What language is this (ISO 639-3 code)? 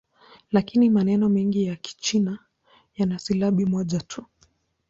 swa